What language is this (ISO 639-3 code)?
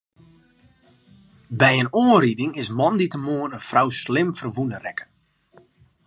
fry